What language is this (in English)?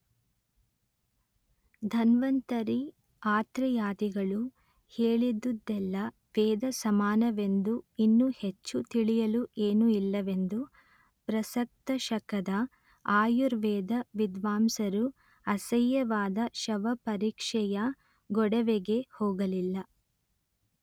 Kannada